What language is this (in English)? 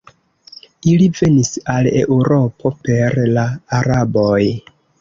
Esperanto